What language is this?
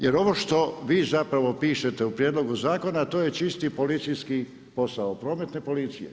Croatian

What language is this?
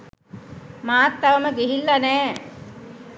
Sinhala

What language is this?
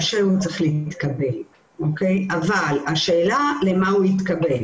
Hebrew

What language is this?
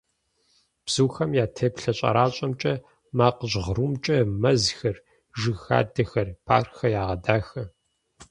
Kabardian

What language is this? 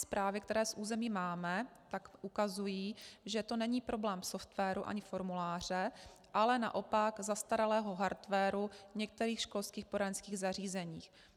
Czech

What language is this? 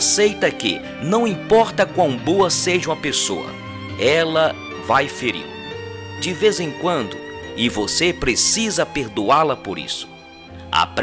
Portuguese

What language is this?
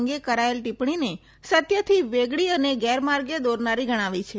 Gujarati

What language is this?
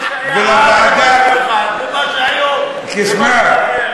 Hebrew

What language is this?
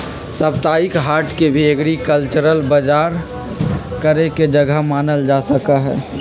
Magahi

